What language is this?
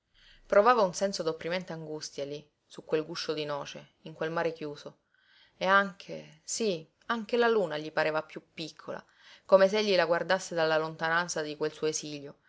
Italian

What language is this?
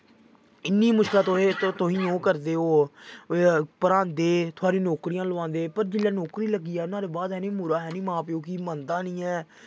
Dogri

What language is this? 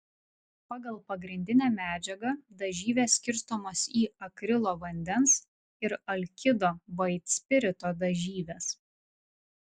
Lithuanian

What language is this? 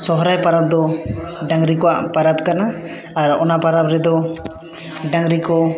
Santali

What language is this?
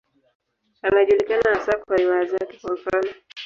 Swahili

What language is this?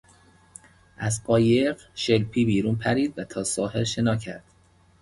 Persian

